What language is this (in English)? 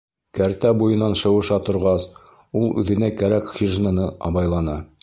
Bashkir